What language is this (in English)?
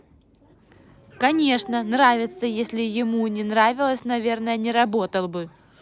Russian